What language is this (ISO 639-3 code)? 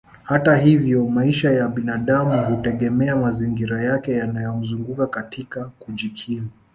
swa